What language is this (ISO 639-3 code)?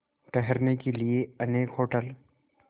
hin